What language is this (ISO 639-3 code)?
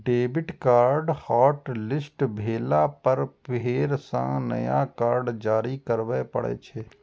mai